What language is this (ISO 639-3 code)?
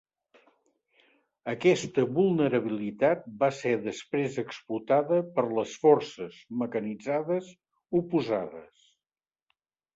cat